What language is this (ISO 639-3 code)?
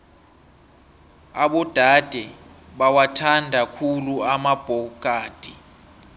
nbl